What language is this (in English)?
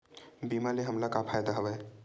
Chhattisgarhi